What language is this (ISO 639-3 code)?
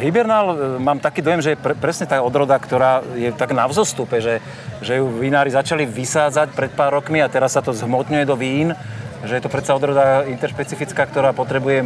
slk